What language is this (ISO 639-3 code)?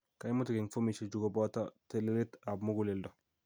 kln